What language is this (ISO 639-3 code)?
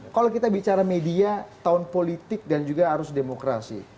ind